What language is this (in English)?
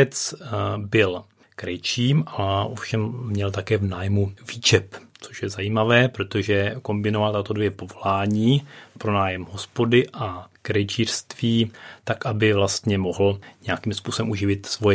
Czech